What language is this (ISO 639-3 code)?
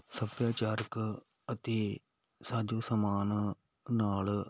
pan